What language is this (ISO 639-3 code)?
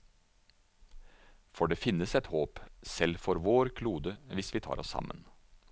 nor